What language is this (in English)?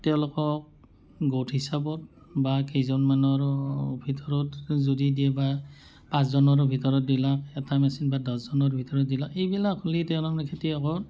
Assamese